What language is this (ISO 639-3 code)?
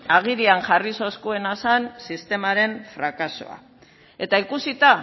eus